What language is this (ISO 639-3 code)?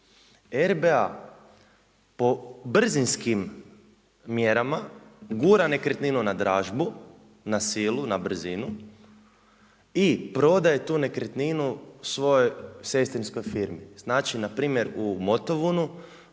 hrv